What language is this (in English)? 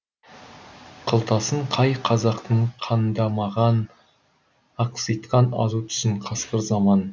Kazakh